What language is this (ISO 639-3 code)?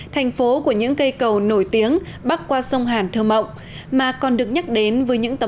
vie